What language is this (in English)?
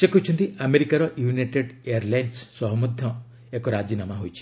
Odia